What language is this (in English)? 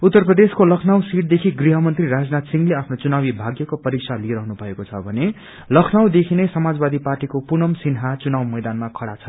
Nepali